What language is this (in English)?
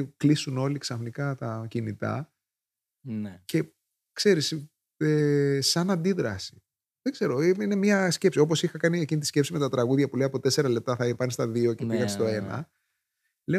Greek